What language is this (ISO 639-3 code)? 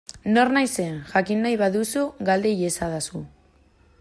eus